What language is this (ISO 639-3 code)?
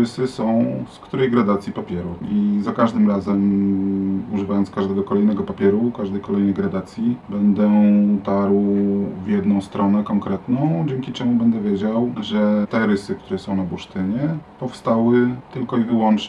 pol